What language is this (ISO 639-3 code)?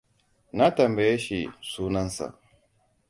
hau